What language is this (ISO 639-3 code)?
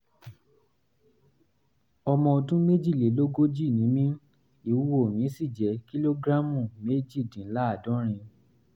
yor